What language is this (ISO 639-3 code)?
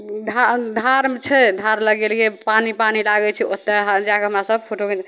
mai